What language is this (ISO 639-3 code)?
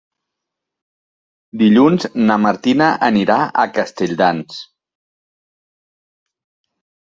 cat